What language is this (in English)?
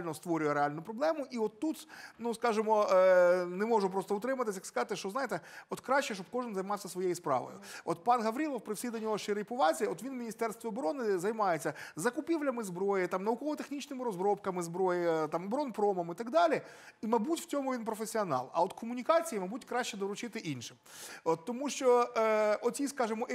Ukrainian